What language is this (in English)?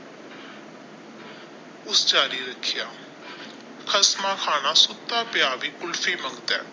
Punjabi